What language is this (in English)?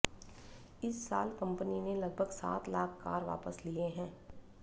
Hindi